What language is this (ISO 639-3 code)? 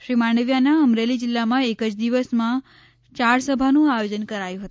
guj